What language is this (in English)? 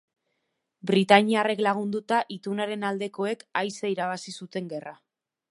Basque